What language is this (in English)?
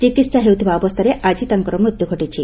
Odia